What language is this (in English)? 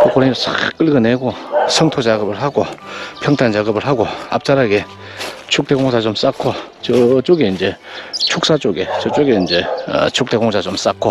Korean